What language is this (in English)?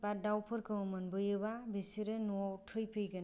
Bodo